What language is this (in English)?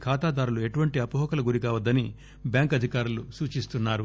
Telugu